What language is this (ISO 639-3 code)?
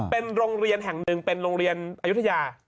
tha